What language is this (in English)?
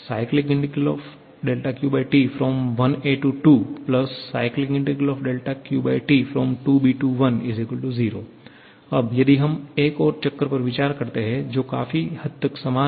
Hindi